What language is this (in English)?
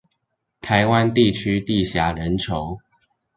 Chinese